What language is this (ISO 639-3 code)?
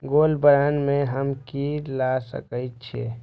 mai